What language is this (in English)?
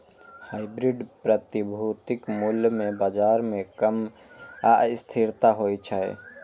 Maithili